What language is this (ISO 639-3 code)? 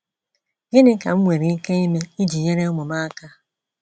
ibo